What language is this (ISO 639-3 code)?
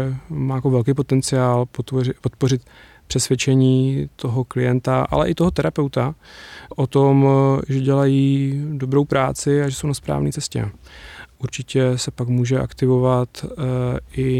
ces